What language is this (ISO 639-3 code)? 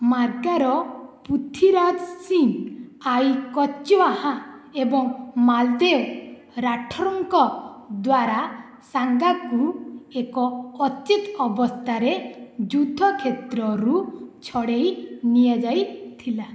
ori